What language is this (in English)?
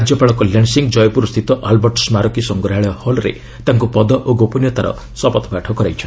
Odia